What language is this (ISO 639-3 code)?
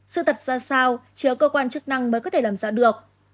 vie